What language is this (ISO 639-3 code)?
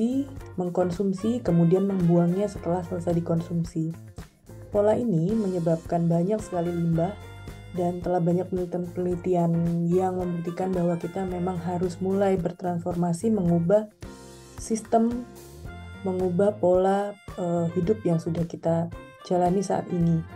ind